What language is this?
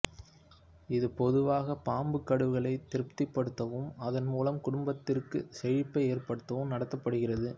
Tamil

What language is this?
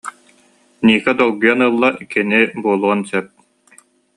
Yakut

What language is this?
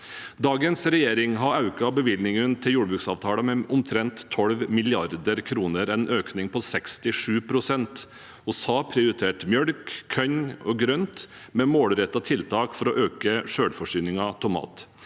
Norwegian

